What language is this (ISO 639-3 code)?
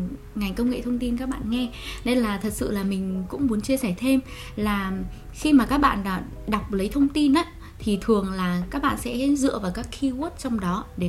vie